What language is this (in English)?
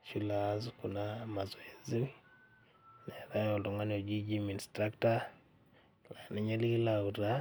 Masai